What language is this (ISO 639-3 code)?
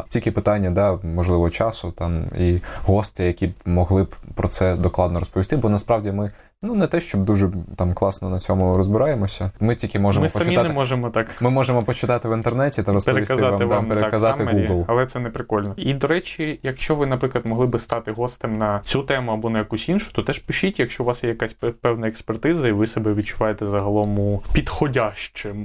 ukr